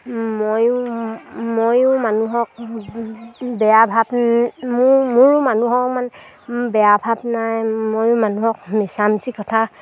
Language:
Assamese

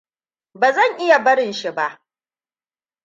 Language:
Hausa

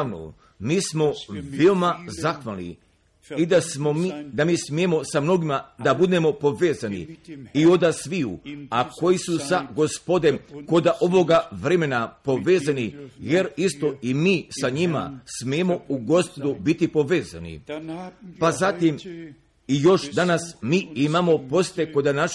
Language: Croatian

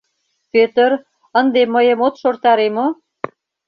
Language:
Mari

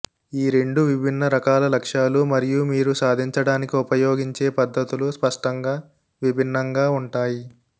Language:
Telugu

